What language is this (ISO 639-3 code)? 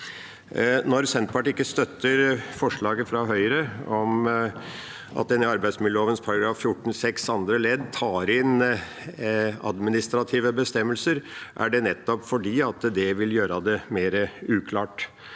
nor